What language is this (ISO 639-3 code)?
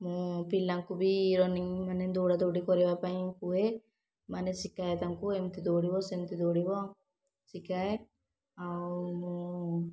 ori